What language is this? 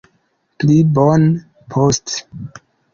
Esperanto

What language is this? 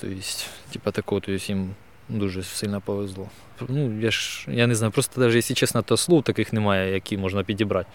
Ukrainian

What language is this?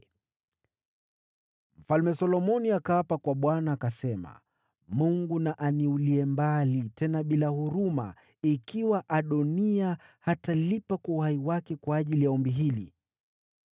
Swahili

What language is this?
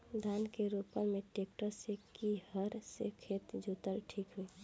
Bhojpuri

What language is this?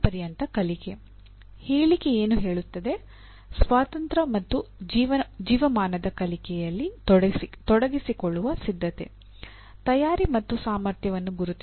Kannada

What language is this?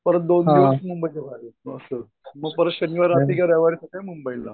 Marathi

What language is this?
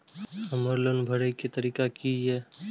Maithili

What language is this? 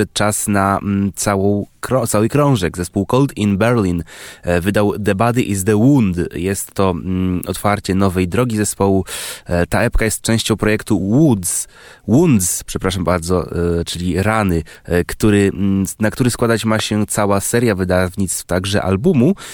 Polish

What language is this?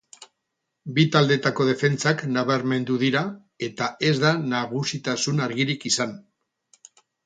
Basque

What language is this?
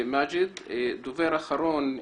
Hebrew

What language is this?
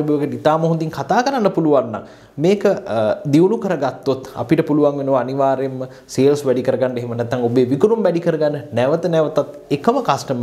Indonesian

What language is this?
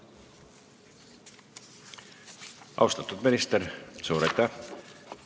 Estonian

